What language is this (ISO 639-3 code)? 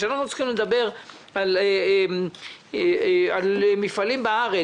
heb